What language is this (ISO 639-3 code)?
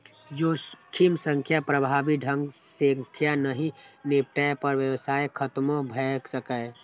mai